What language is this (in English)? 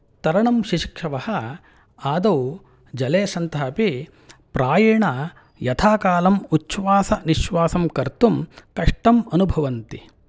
Sanskrit